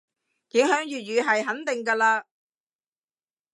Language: Cantonese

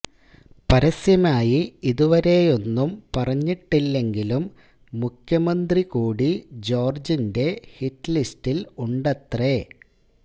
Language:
Malayalam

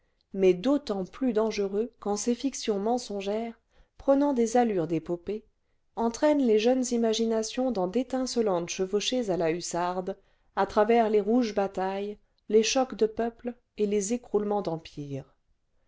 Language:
French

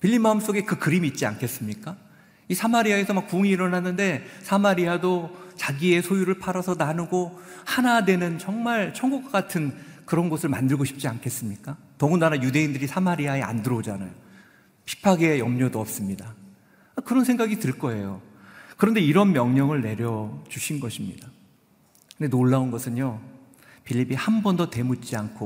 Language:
Korean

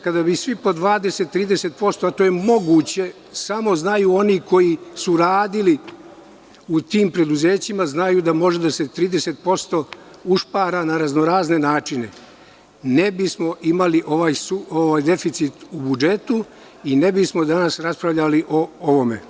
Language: Serbian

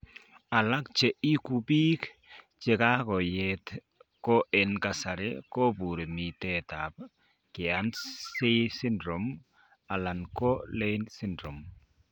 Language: Kalenjin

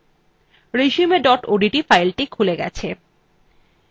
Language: Bangla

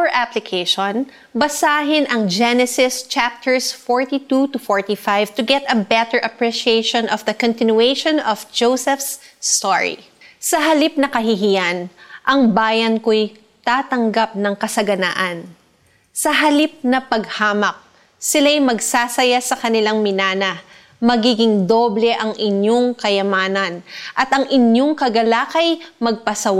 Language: Filipino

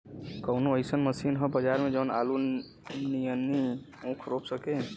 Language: Bhojpuri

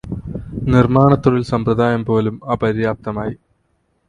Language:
Malayalam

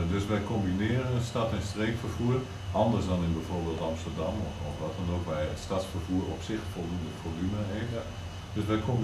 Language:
Dutch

